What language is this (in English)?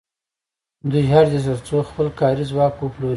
Pashto